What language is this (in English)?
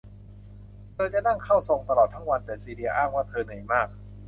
Thai